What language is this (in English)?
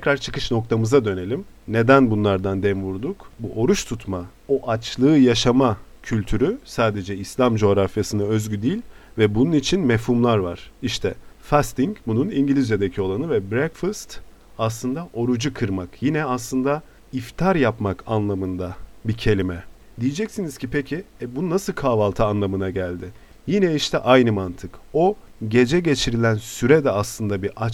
Turkish